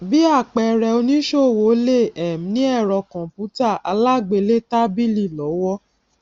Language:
Yoruba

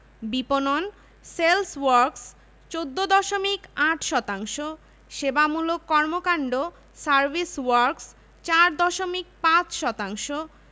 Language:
Bangla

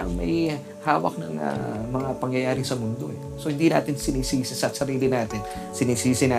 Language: Filipino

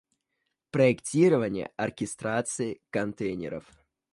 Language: Russian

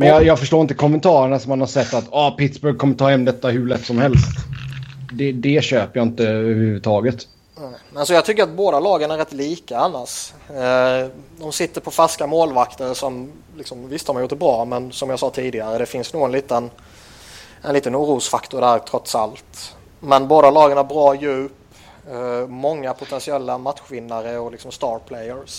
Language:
Swedish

